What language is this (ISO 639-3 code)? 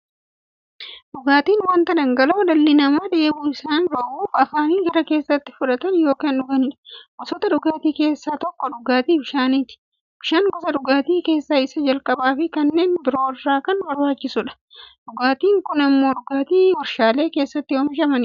orm